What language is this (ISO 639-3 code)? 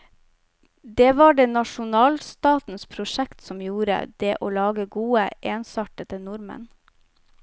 nor